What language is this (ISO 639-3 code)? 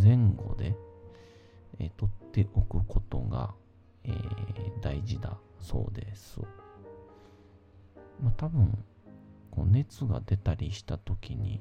jpn